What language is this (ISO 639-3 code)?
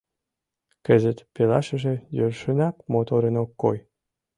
chm